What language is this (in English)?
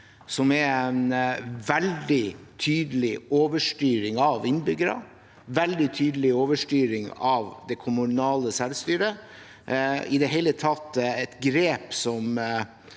Norwegian